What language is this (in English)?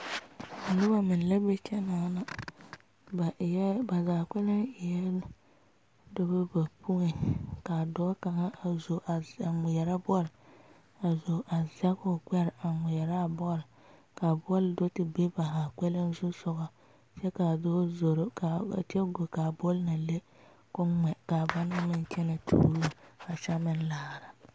Southern Dagaare